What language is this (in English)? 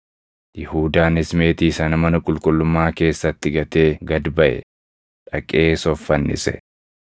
Oromo